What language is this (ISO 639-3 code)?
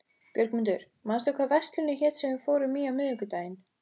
isl